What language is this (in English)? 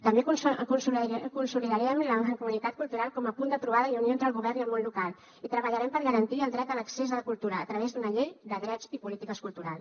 Catalan